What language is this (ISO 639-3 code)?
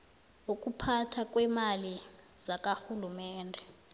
nbl